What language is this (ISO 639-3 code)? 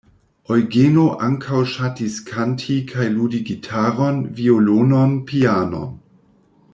epo